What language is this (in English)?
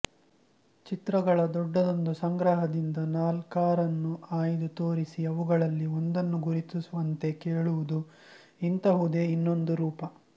Kannada